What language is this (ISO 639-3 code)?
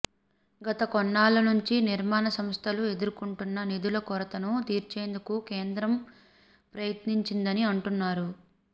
tel